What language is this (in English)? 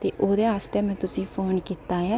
Dogri